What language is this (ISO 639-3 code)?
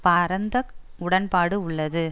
tam